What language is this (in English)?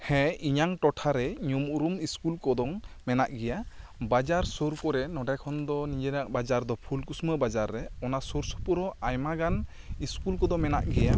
Santali